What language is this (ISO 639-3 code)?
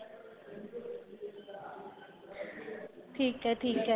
pan